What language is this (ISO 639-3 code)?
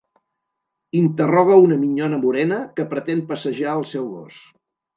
cat